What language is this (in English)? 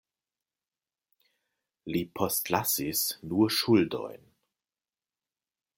Esperanto